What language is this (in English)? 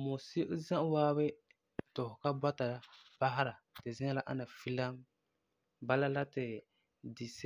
Frafra